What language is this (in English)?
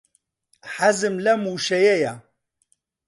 Central Kurdish